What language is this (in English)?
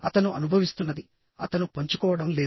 Telugu